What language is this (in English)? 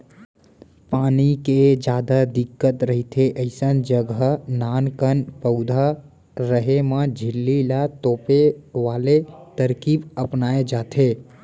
Chhattisgarhi